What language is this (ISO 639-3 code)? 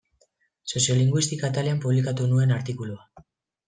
eus